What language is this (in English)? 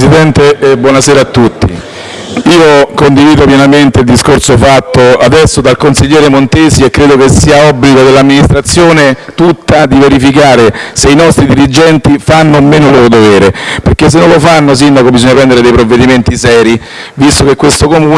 Italian